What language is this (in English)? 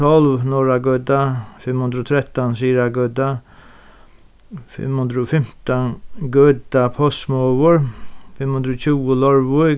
Faroese